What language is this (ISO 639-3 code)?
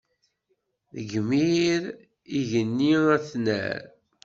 kab